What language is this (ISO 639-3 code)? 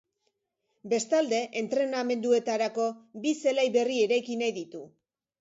eus